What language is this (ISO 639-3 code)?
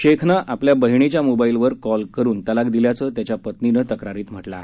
mar